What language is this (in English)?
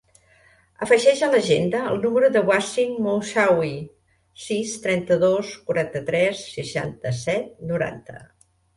Catalan